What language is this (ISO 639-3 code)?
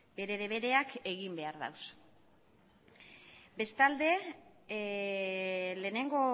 eus